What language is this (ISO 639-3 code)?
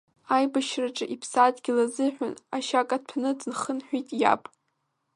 abk